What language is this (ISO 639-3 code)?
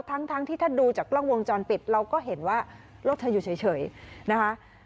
tha